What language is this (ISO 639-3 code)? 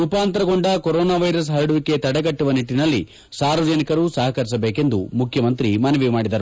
kan